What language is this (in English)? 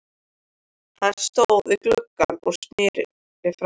Icelandic